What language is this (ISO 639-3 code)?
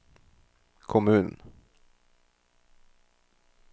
nor